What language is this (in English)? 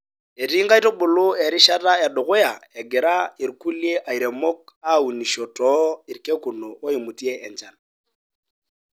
Masai